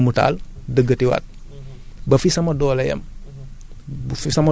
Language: Wolof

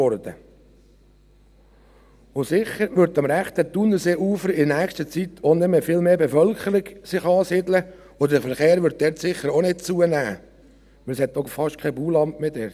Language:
Swiss German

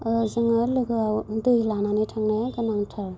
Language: Bodo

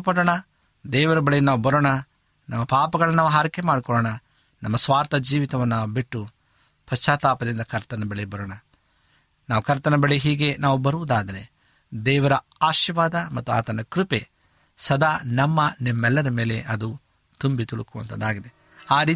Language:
Kannada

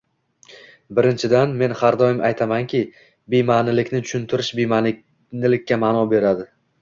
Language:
Uzbek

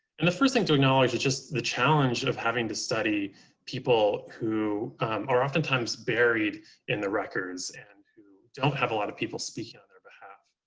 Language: English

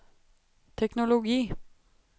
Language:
Norwegian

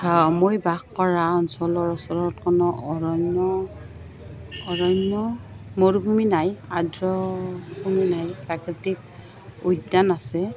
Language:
Assamese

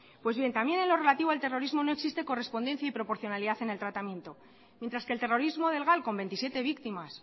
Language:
Spanish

